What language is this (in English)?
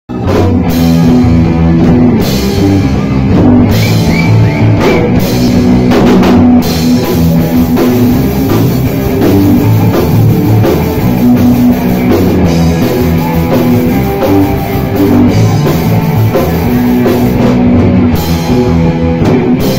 Arabic